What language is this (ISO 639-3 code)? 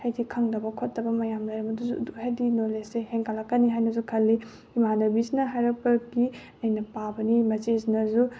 mni